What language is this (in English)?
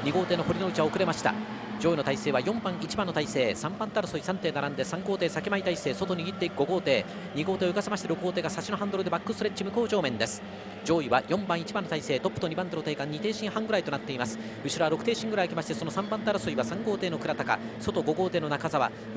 Japanese